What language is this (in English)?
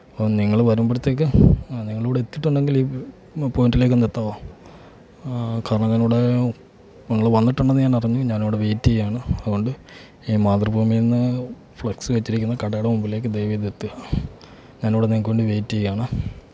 Malayalam